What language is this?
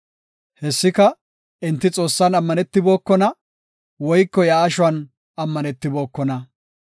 Gofa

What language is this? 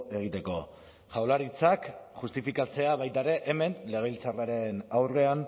Basque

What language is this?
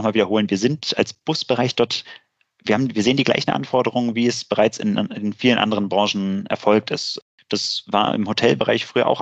German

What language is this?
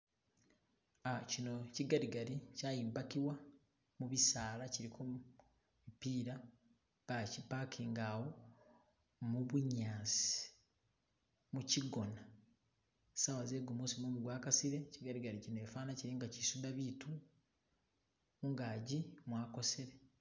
Masaaba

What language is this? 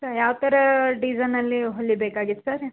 Kannada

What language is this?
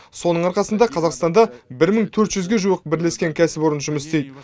Kazakh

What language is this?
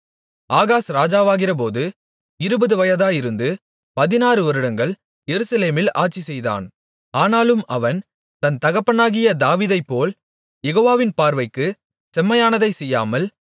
Tamil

